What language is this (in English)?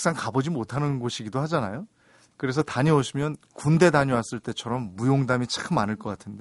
Korean